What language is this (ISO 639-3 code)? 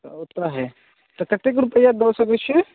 mai